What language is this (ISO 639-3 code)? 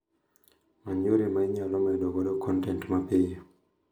luo